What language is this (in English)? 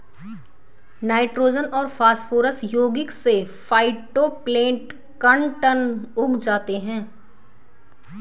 Hindi